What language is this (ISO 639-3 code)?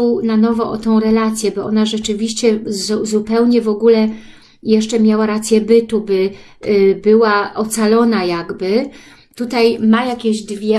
pol